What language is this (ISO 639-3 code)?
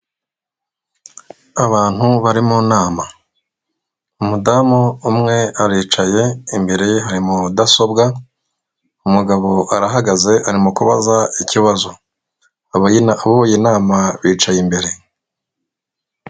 kin